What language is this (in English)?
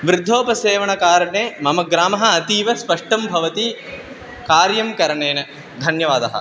Sanskrit